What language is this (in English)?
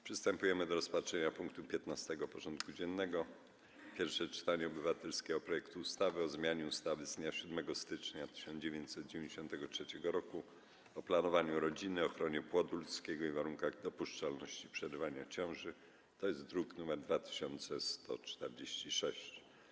Polish